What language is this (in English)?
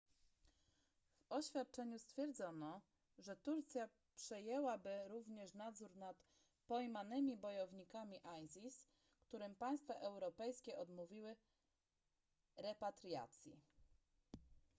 Polish